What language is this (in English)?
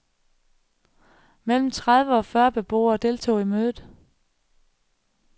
Danish